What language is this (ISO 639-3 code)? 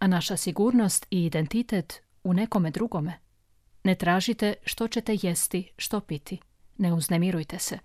hrv